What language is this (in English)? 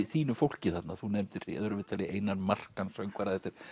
Icelandic